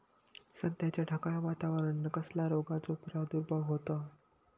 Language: Marathi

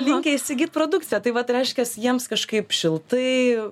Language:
Lithuanian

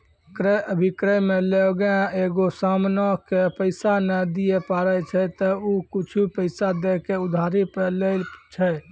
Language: Maithili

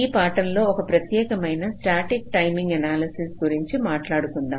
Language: Telugu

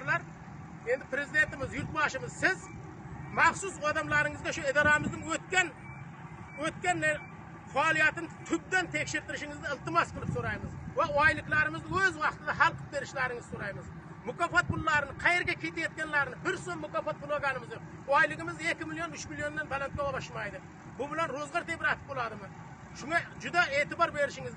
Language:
Uzbek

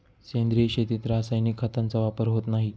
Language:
Marathi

